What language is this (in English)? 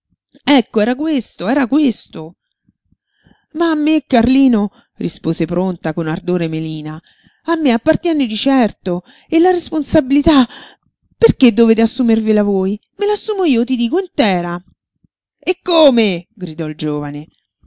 Italian